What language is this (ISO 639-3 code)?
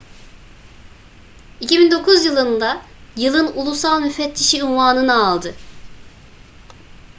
tur